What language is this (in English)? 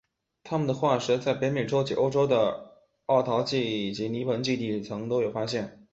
Chinese